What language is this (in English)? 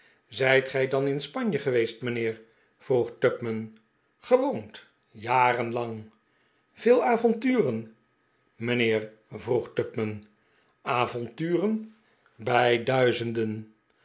Dutch